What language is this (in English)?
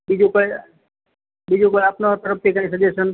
Gujarati